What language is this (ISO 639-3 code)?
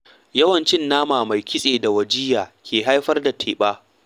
hau